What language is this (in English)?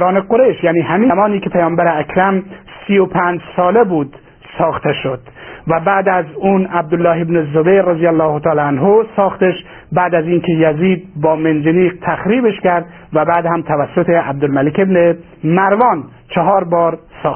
Persian